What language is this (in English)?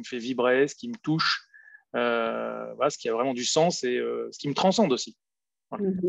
French